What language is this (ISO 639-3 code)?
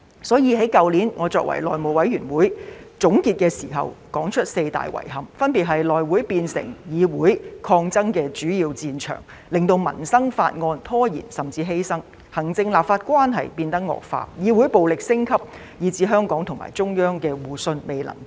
yue